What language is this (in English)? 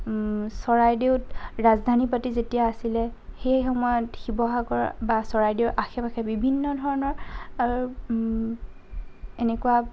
Assamese